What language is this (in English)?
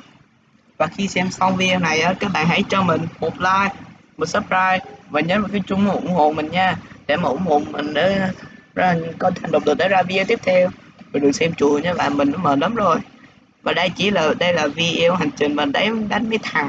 Vietnamese